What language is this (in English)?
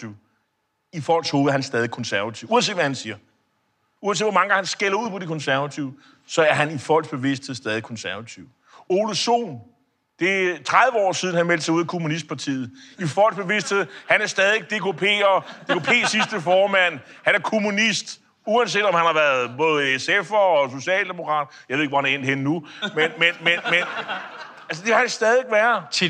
Danish